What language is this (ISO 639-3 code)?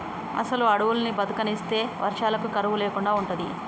tel